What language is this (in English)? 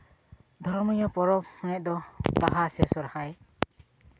Santali